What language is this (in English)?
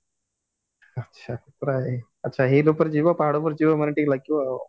Odia